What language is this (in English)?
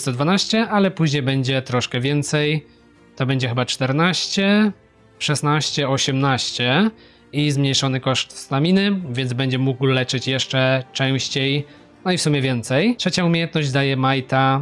Polish